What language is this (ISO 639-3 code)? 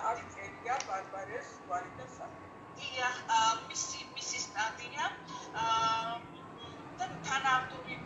ron